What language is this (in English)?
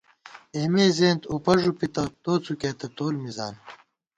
Gawar-Bati